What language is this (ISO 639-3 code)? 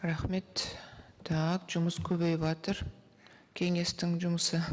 kaz